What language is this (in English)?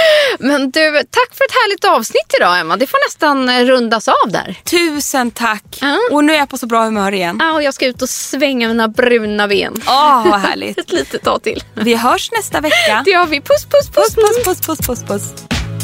Swedish